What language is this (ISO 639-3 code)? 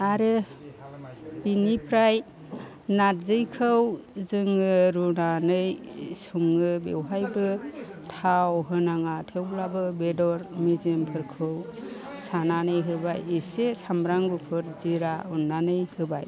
brx